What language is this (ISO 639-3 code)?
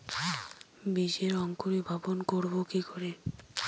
ben